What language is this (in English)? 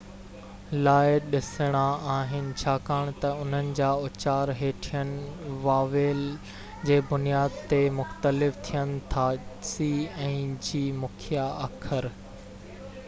Sindhi